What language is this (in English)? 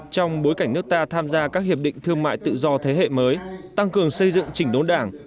Vietnamese